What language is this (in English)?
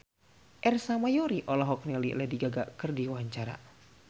Sundanese